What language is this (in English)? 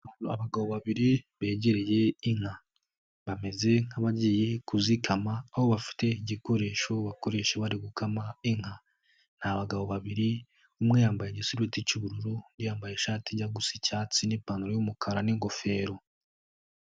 Kinyarwanda